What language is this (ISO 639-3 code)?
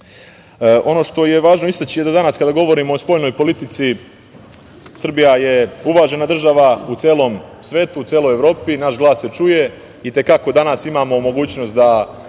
srp